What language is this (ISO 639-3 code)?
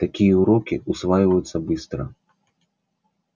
rus